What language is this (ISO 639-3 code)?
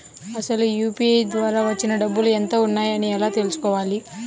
tel